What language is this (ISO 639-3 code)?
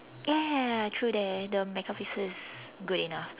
eng